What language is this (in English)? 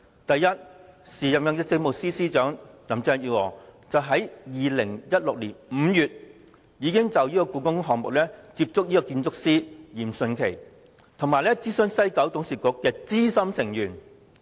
Cantonese